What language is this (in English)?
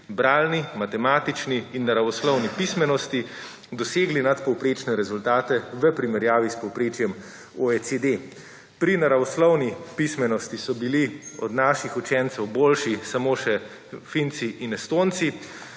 Slovenian